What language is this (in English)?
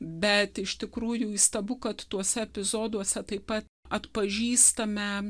Lithuanian